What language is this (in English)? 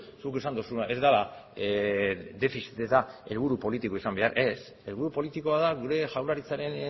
Basque